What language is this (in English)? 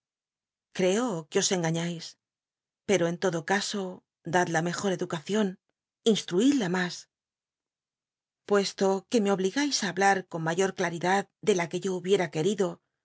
Spanish